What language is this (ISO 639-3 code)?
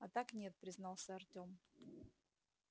rus